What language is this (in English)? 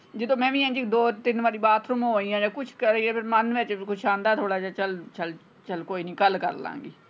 Punjabi